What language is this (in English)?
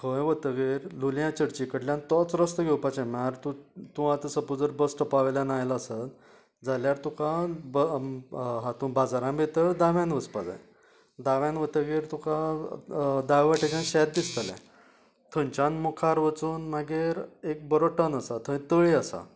Konkani